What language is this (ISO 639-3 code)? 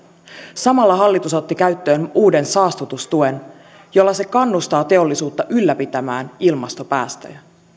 fin